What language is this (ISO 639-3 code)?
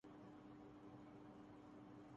urd